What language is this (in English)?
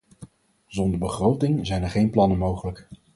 Dutch